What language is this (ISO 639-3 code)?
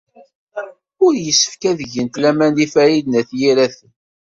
kab